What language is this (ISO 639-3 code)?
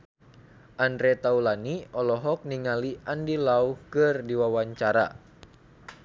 sun